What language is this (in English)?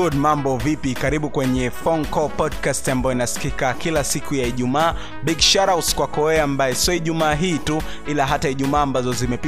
Swahili